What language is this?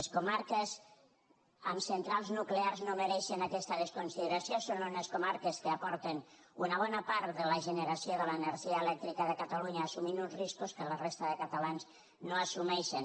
Catalan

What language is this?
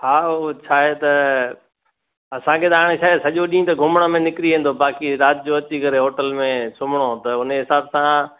Sindhi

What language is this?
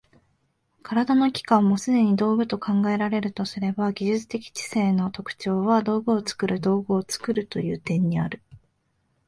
Japanese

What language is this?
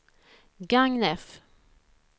Swedish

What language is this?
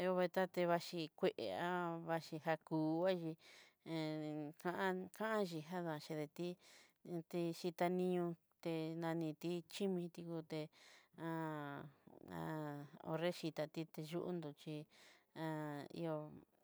Southeastern Nochixtlán Mixtec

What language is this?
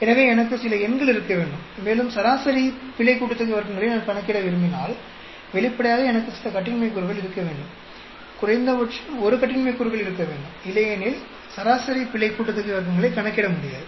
Tamil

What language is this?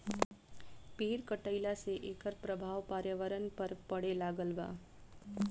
Bhojpuri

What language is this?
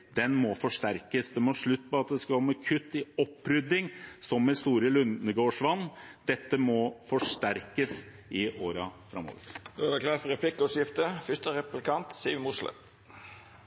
Norwegian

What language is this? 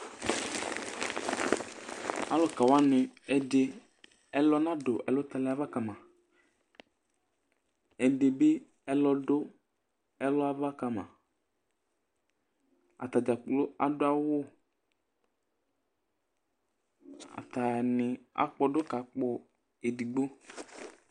Ikposo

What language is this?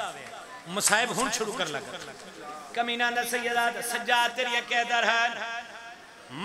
Hindi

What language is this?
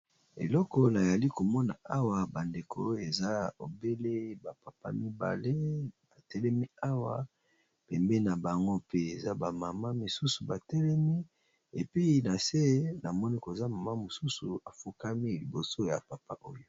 Lingala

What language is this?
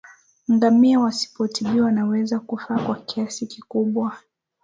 Swahili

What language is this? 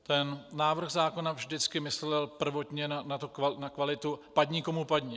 Czech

